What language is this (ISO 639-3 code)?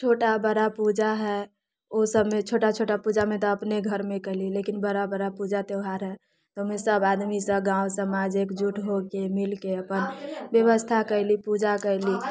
mai